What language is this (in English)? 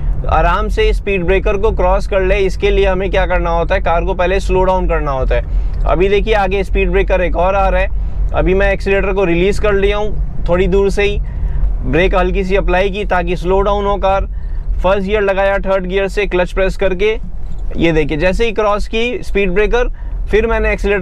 Hindi